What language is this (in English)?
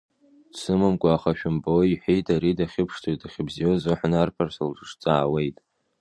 Abkhazian